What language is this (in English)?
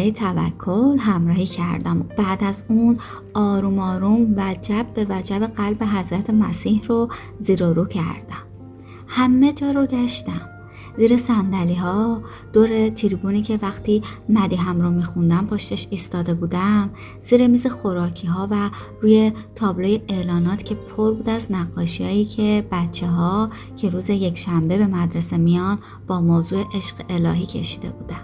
Persian